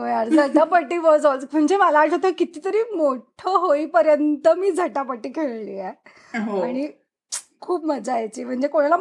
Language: Marathi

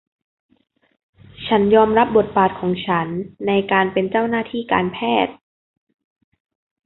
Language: Thai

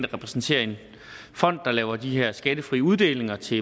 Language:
Danish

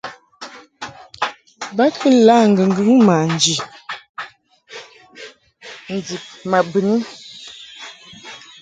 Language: Mungaka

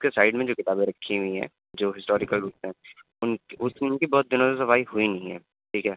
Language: Urdu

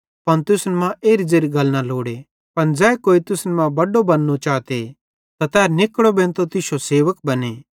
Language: Bhadrawahi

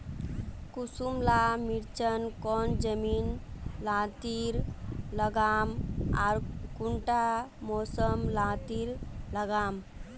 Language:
Magahi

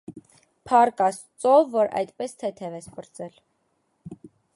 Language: Armenian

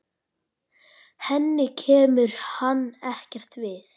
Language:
Icelandic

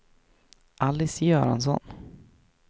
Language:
Swedish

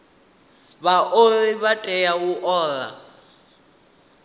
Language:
Venda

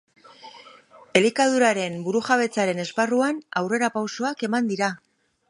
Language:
Basque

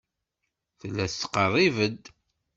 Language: Kabyle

